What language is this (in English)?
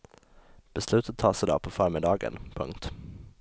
Swedish